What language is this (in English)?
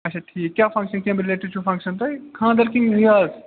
Kashmiri